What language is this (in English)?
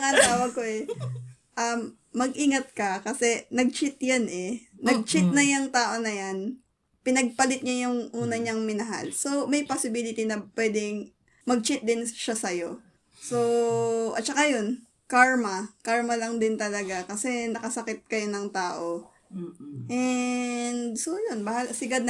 Filipino